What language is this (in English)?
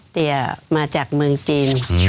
Thai